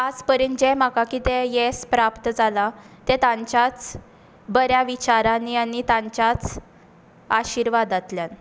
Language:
Konkani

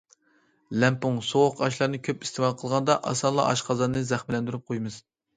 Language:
Uyghur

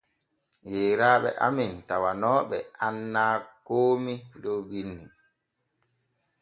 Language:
Borgu Fulfulde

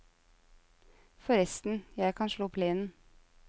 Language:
Norwegian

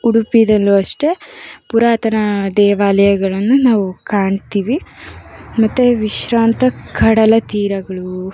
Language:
Kannada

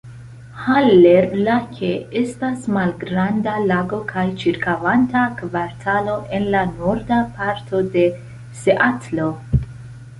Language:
Esperanto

